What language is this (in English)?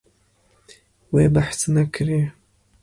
Kurdish